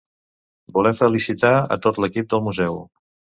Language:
Catalan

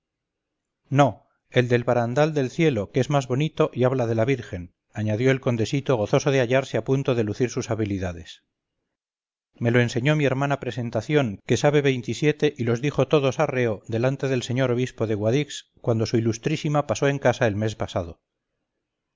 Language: Spanish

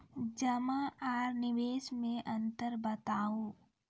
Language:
Maithili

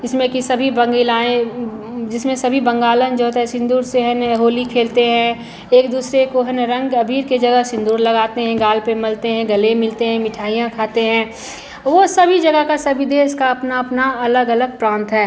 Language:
Hindi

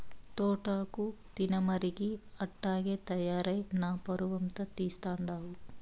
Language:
Telugu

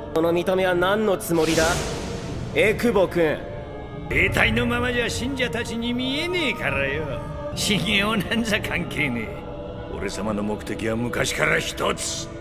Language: Japanese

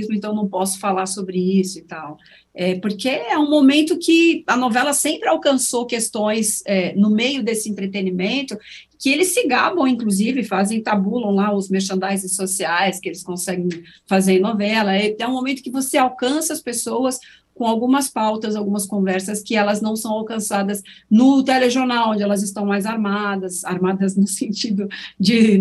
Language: Portuguese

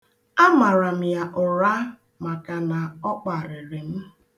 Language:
Igbo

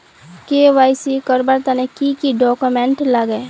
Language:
Magahi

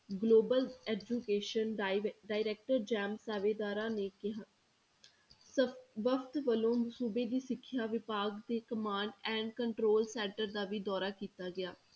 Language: Punjabi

